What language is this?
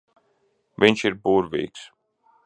Latvian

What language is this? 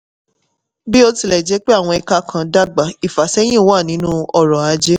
Yoruba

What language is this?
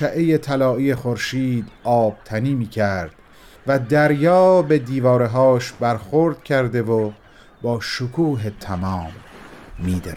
Persian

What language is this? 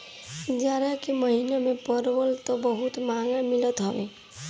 Bhojpuri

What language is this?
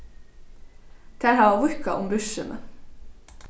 Faroese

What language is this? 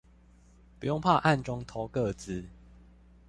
Chinese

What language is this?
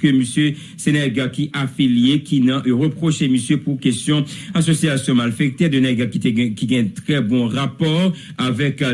French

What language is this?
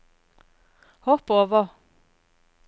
Norwegian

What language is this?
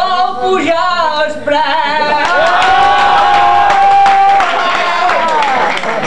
Greek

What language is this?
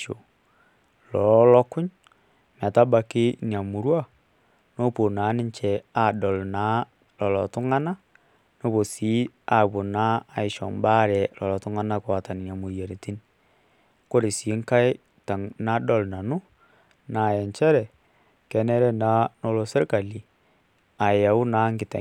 Masai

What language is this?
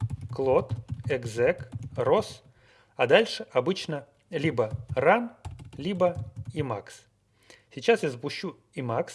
Russian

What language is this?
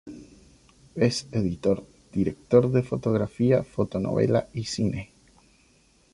Spanish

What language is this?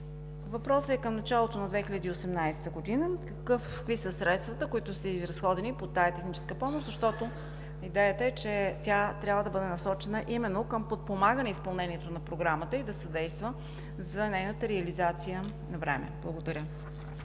Bulgarian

